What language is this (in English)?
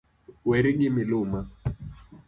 Luo (Kenya and Tanzania)